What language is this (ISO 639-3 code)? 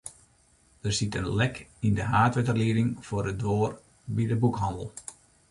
fry